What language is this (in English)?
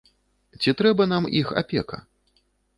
Belarusian